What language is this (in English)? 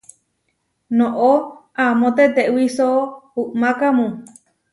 Huarijio